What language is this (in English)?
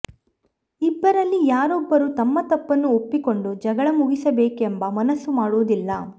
Kannada